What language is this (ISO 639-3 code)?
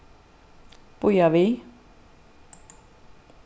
fao